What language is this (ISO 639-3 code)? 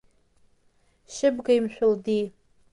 abk